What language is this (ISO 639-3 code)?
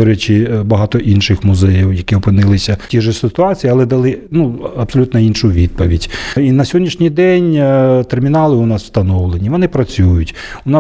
ukr